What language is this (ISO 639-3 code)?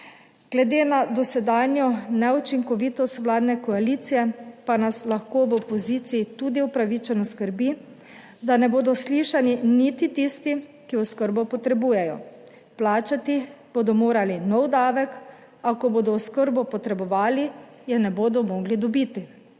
slv